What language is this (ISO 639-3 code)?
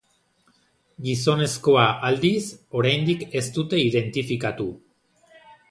eus